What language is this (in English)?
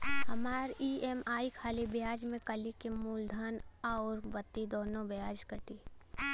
Bhojpuri